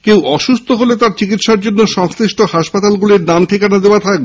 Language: Bangla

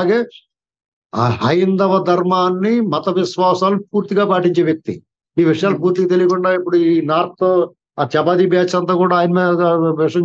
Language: Telugu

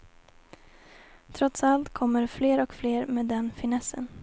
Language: Swedish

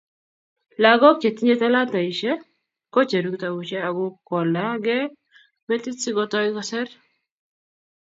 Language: Kalenjin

